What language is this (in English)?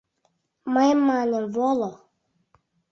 Mari